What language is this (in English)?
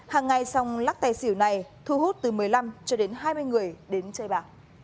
Vietnamese